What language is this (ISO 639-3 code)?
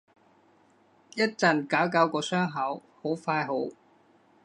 yue